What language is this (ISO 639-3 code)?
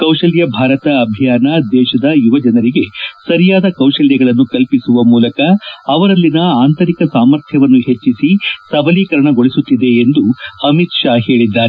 kan